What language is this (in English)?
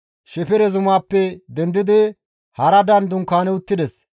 Gamo